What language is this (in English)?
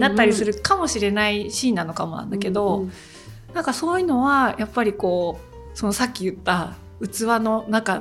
Japanese